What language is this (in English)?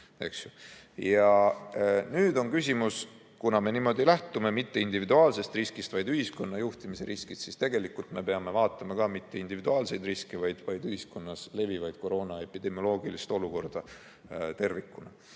Estonian